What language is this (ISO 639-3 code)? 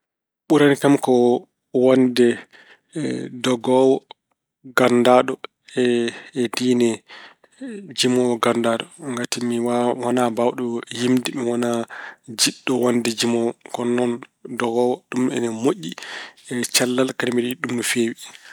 ful